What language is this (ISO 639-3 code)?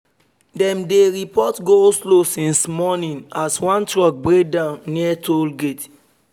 pcm